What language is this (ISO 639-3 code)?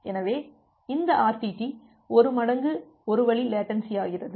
tam